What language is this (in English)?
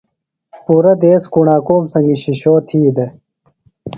Phalura